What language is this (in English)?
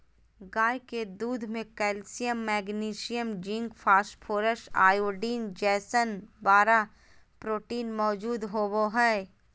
Magahi